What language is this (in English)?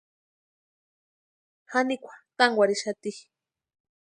Western Highland Purepecha